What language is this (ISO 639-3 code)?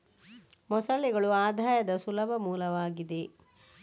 kan